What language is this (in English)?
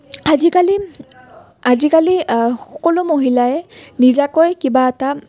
Assamese